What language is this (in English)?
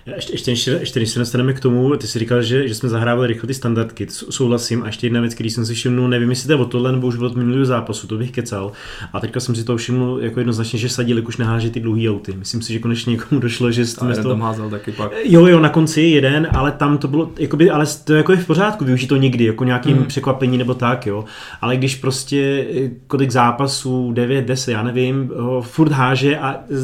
Czech